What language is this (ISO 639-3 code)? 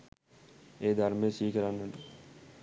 sin